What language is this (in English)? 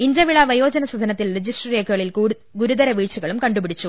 Malayalam